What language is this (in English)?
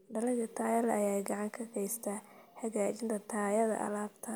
Somali